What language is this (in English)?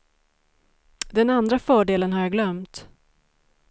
Swedish